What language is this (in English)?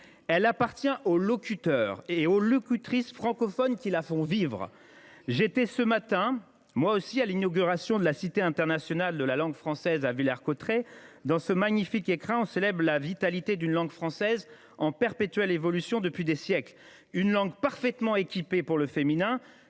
French